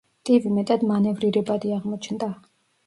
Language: Georgian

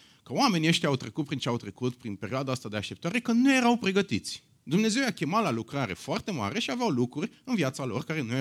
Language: Romanian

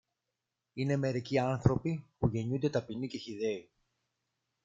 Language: Greek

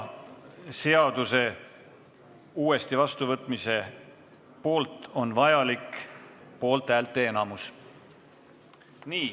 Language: Estonian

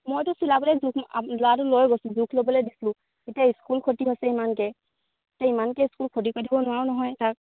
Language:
Assamese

